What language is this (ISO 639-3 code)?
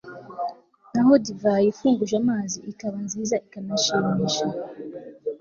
kin